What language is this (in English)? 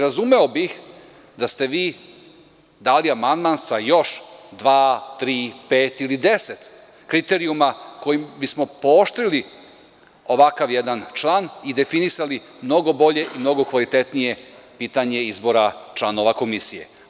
Serbian